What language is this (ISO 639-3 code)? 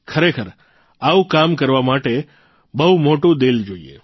guj